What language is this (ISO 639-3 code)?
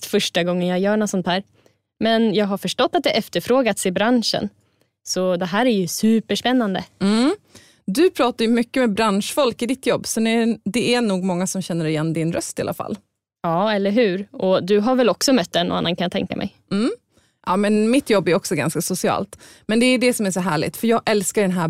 swe